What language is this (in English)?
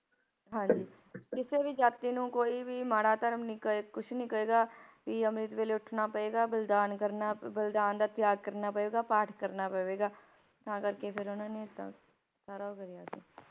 Punjabi